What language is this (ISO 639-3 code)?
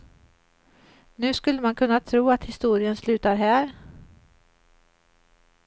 swe